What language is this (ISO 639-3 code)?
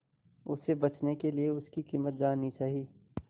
hin